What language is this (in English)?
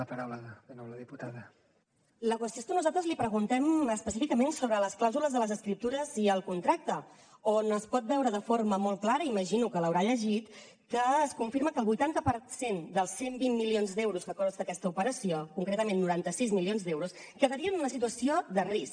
Catalan